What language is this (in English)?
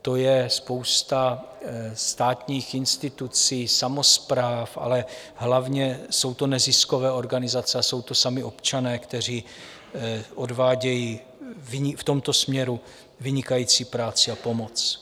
Czech